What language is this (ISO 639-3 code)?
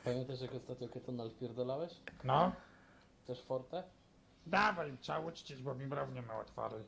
pol